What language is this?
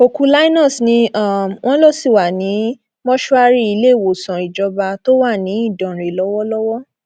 Yoruba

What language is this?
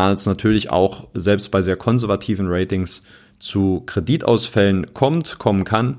German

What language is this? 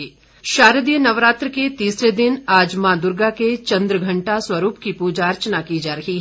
Hindi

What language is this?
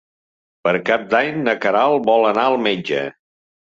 Catalan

